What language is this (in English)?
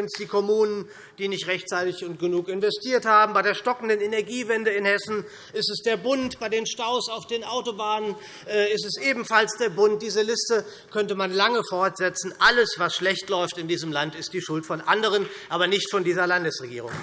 German